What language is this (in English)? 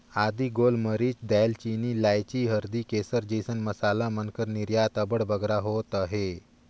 Chhattisgarhi